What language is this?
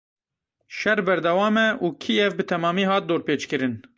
Kurdish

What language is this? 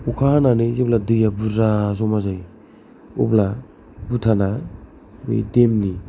Bodo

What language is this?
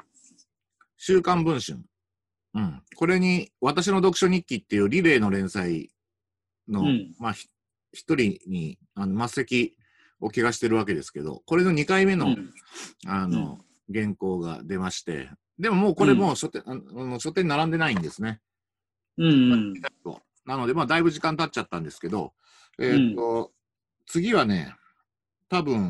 Japanese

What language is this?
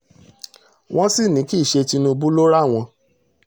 Yoruba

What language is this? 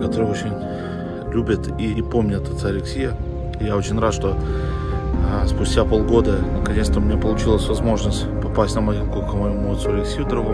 Russian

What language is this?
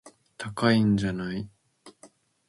Japanese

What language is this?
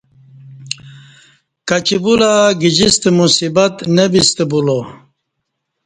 Kati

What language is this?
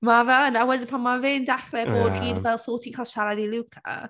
Welsh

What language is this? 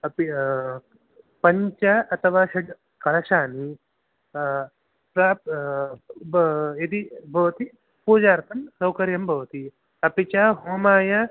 Sanskrit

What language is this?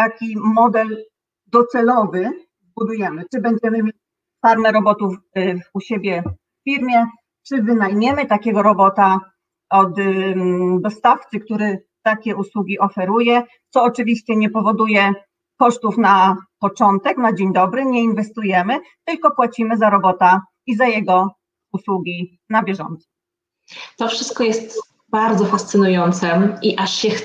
Polish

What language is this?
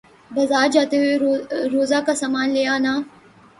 Urdu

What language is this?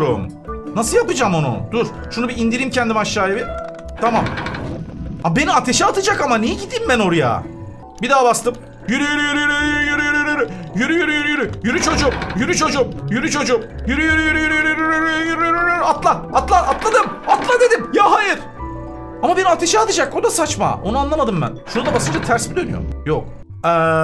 Turkish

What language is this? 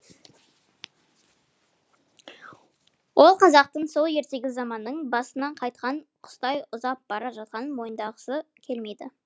Kazakh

